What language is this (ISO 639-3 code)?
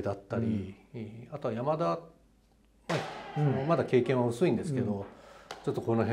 jpn